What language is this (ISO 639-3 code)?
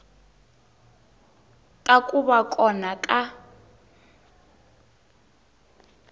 tso